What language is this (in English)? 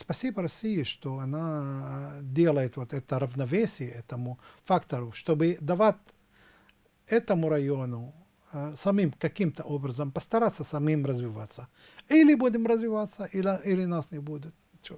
Russian